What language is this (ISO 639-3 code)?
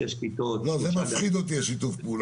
heb